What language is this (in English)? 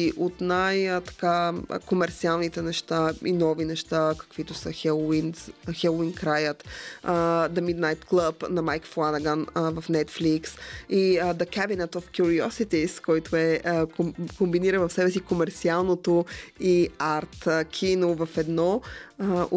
Bulgarian